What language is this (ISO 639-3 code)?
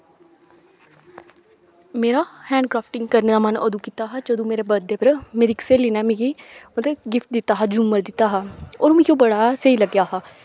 doi